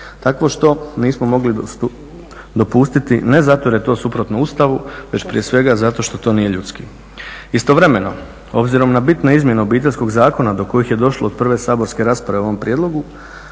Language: Croatian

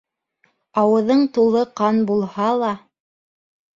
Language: Bashkir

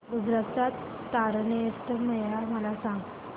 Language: Marathi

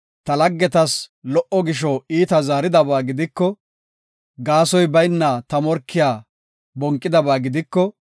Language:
Gofa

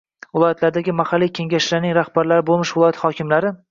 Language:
Uzbek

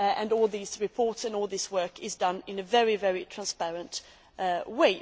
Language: English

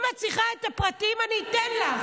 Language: Hebrew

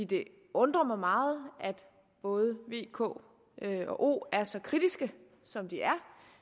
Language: Danish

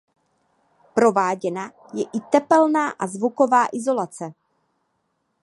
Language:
Czech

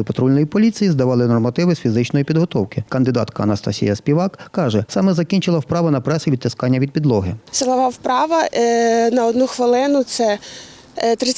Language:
Ukrainian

